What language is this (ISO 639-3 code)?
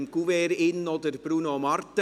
gsw